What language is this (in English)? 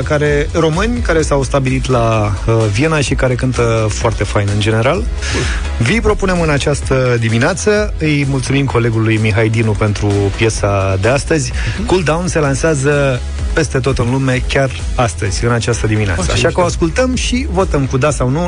Romanian